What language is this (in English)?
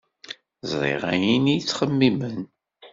Kabyle